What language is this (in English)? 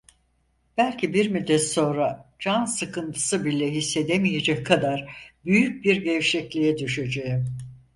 Turkish